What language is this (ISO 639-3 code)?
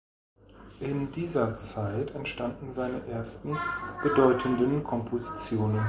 deu